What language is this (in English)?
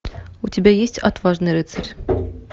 Russian